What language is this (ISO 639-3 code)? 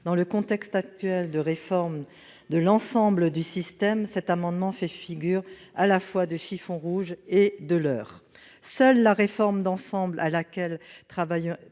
fra